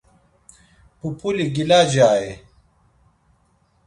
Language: Laz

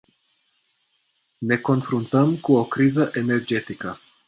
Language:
Romanian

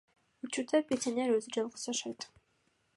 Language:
Kyrgyz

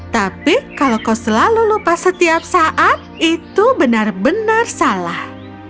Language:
Indonesian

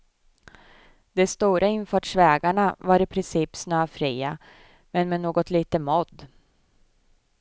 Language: Swedish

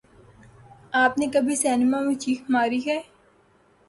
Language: Urdu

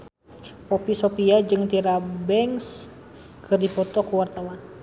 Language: Sundanese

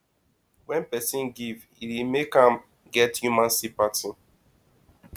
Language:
Nigerian Pidgin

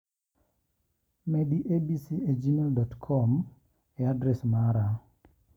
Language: Luo (Kenya and Tanzania)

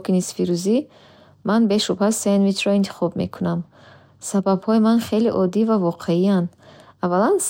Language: Bukharic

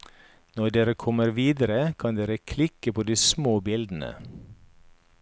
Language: Norwegian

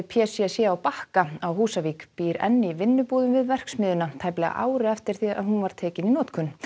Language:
Icelandic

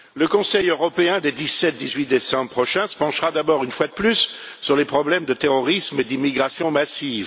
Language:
French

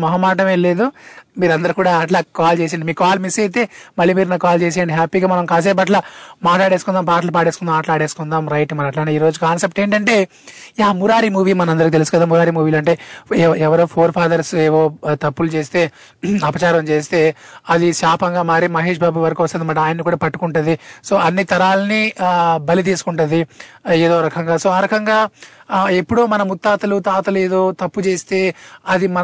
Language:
Telugu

